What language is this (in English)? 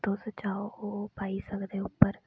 Dogri